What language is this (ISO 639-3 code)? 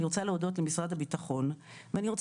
heb